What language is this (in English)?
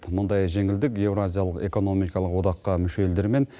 Kazakh